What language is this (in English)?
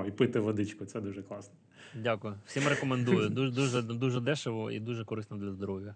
Ukrainian